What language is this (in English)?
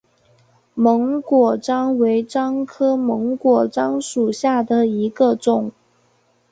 Chinese